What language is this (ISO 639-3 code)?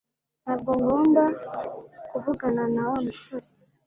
kin